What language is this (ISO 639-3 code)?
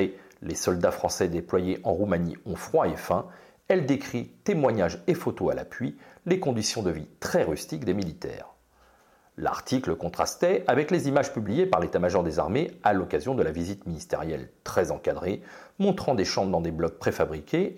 fra